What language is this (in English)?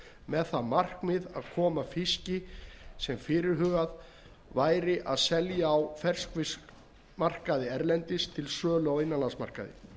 Icelandic